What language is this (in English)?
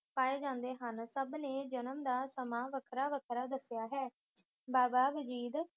Punjabi